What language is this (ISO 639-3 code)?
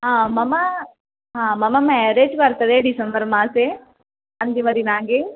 san